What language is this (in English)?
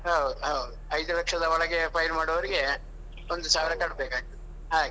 Kannada